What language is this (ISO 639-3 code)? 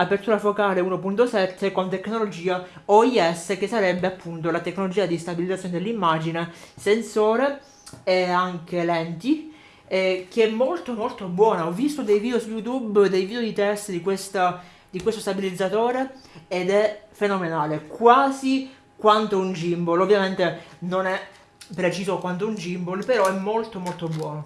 ita